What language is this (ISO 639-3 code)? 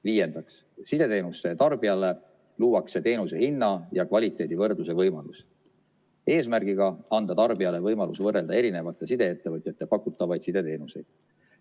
est